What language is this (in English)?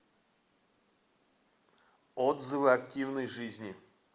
Russian